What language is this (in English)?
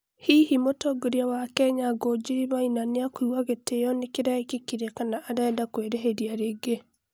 Kikuyu